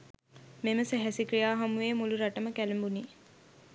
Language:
Sinhala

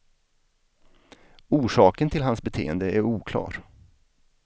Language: Swedish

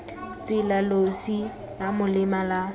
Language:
Tswana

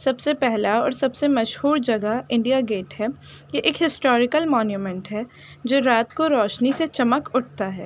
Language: Urdu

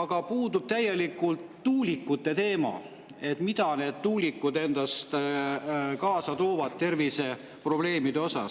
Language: Estonian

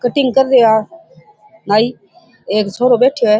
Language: Rajasthani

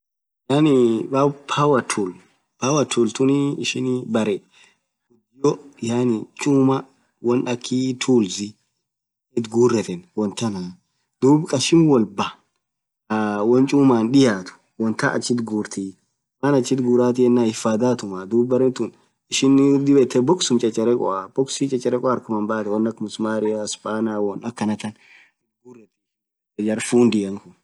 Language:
Orma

